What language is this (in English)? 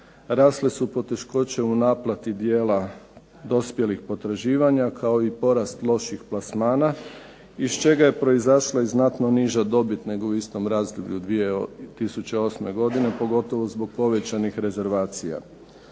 Croatian